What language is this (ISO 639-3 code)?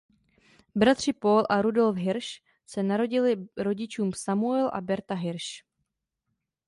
ces